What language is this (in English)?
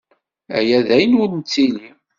Kabyle